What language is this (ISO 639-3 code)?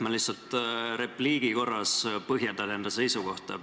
est